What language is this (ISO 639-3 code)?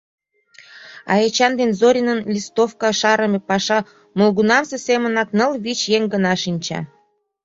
chm